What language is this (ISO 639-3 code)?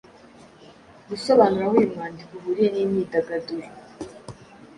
kin